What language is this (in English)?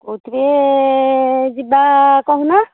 Odia